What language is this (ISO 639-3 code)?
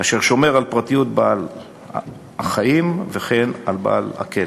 heb